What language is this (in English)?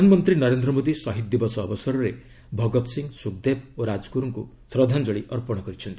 Odia